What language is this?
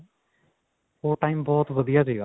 Punjabi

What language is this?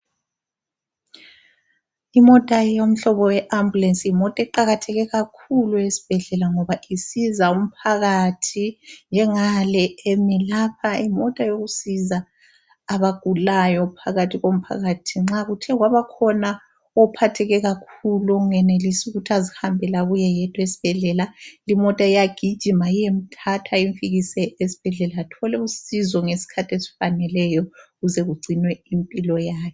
North Ndebele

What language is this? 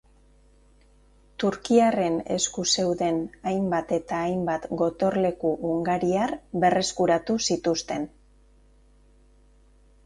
Basque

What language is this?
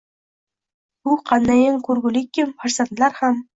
Uzbek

